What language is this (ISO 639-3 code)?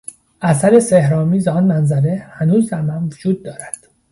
fas